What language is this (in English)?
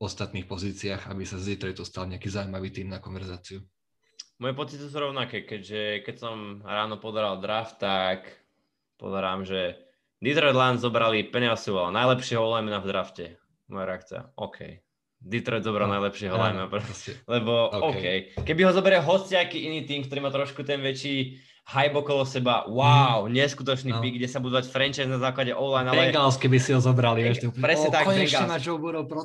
Slovak